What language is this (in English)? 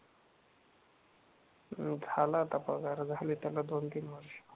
Marathi